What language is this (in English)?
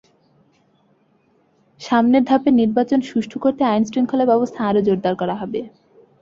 Bangla